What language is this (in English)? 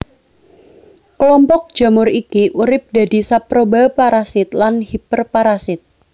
Javanese